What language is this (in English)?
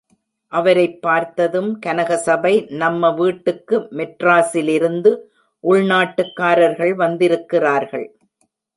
Tamil